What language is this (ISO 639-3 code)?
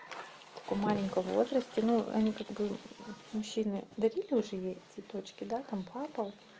rus